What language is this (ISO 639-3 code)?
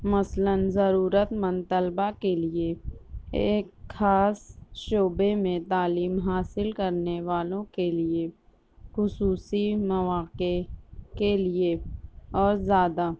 urd